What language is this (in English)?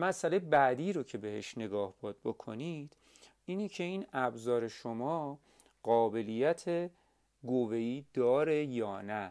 Persian